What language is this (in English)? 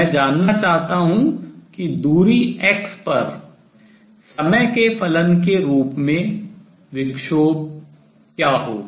Hindi